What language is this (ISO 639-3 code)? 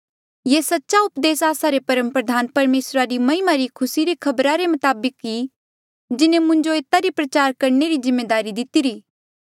mjl